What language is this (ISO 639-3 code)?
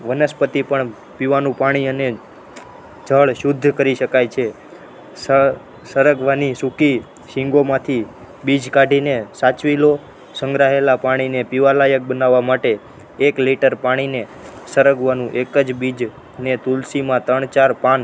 guj